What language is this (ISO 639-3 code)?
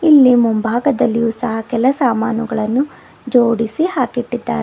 kan